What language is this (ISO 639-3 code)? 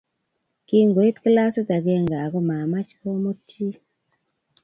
kln